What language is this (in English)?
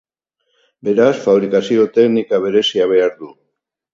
Basque